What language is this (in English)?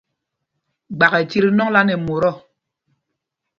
Mpumpong